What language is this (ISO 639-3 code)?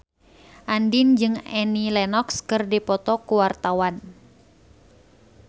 sun